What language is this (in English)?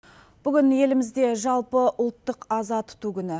Kazakh